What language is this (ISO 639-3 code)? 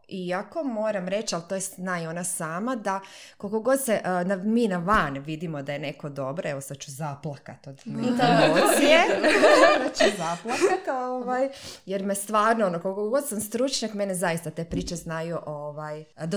hrv